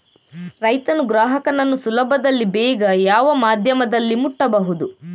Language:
Kannada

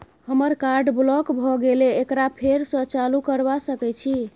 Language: Maithili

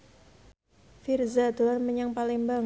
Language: Javanese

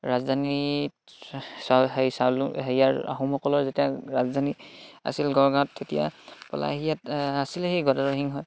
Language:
Assamese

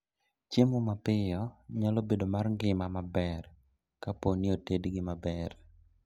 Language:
Luo (Kenya and Tanzania)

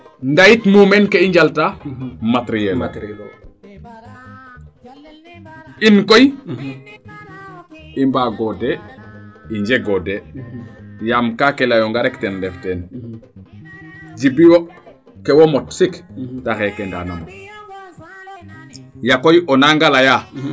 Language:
Serer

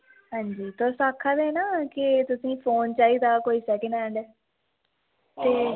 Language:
Dogri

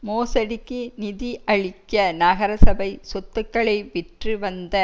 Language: Tamil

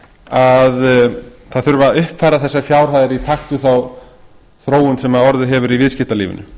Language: Icelandic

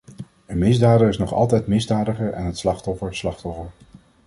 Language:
Dutch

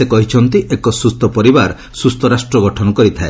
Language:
Odia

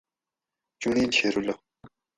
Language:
Gawri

